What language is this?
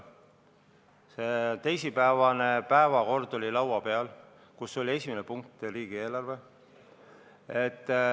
Estonian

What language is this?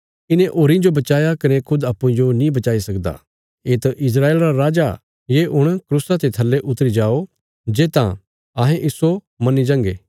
Bilaspuri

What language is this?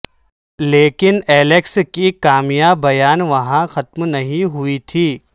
Urdu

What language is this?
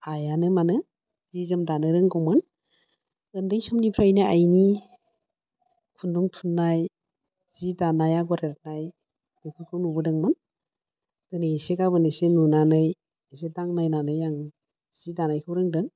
Bodo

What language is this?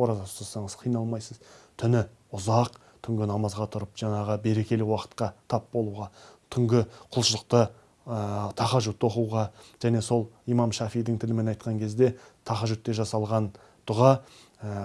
Turkish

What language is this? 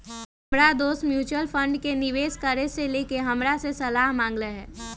Magahi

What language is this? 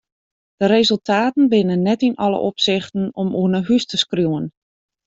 Western Frisian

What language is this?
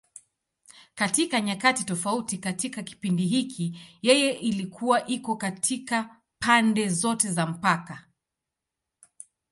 Swahili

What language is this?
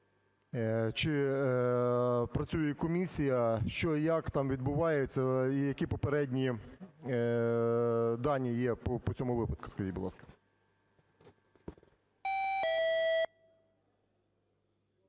Ukrainian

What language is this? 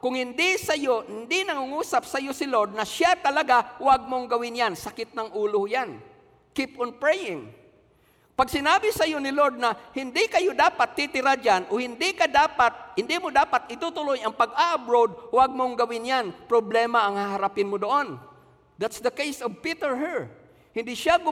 Filipino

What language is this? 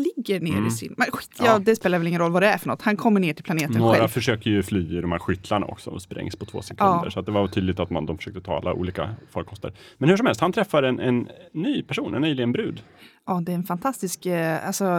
Swedish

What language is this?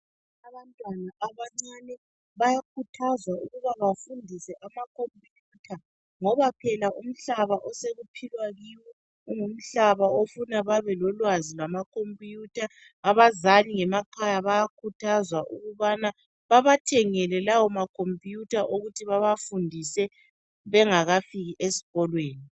North Ndebele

